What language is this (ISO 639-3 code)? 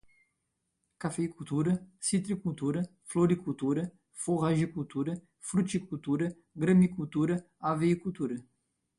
por